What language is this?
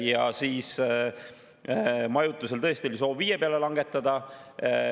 Estonian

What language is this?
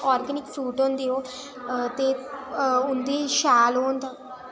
Dogri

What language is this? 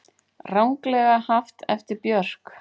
Icelandic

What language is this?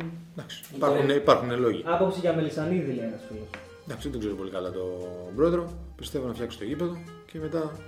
Greek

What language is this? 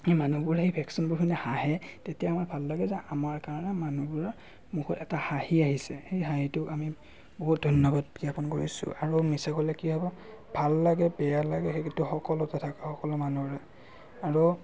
Assamese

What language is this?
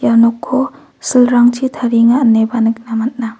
Garo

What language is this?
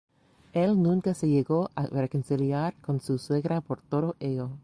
Spanish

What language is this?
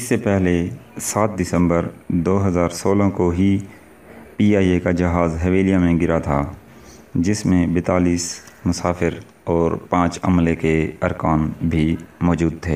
Urdu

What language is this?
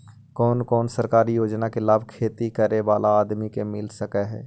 Magahi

